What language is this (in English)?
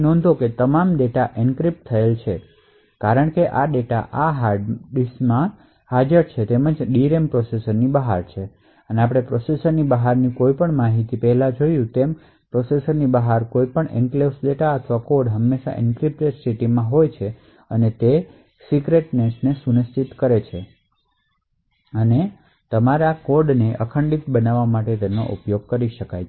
Gujarati